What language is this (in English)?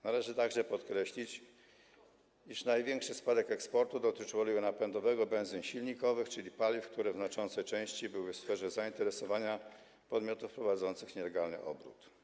Polish